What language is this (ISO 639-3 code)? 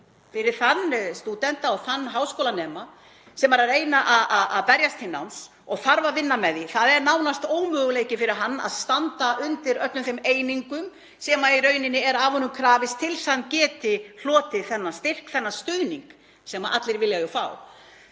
isl